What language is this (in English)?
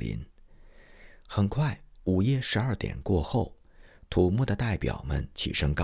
Chinese